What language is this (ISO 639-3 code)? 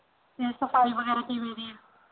pan